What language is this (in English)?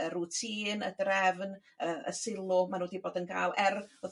Welsh